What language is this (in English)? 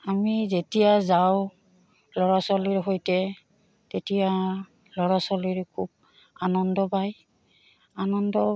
Assamese